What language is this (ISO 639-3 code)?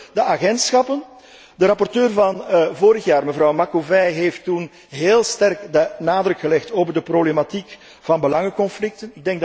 nld